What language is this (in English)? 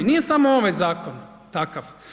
Croatian